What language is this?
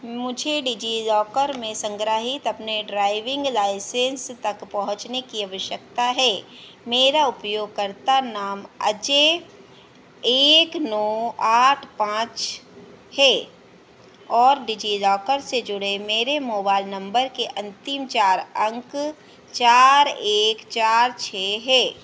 Hindi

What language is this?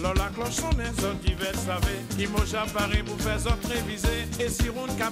French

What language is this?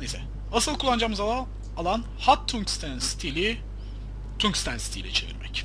Turkish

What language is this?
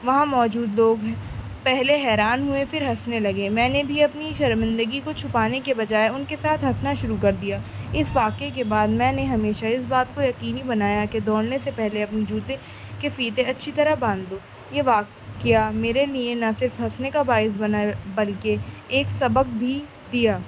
Urdu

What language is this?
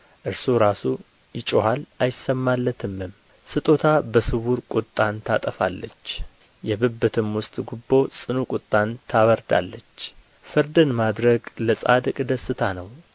Amharic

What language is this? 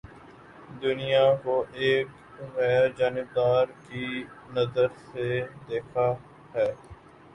Urdu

